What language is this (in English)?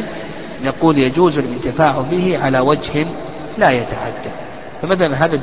Arabic